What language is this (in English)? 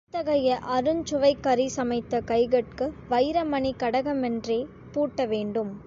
Tamil